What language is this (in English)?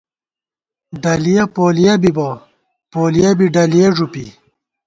Gawar-Bati